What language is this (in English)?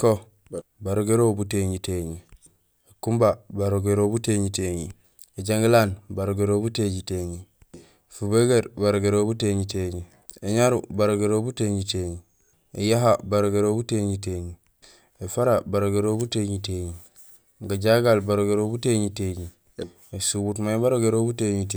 Gusilay